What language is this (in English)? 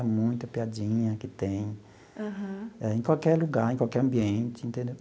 Portuguese